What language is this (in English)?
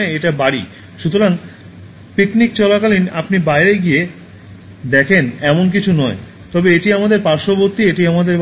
Bangla